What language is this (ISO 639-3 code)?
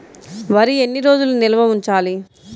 tel